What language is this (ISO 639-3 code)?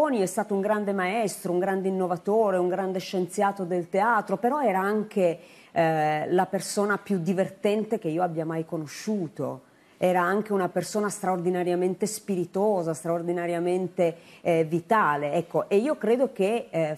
ita